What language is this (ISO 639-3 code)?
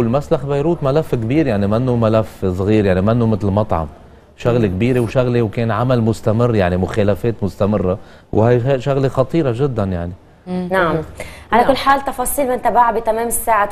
ara